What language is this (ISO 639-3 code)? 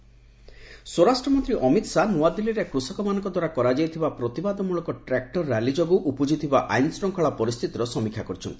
ori